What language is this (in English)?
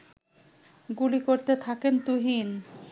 Bangla